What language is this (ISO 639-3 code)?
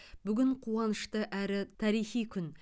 kaz